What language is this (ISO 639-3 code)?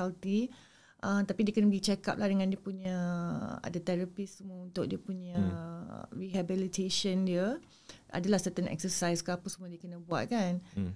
msa